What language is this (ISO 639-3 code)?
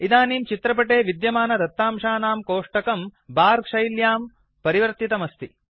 san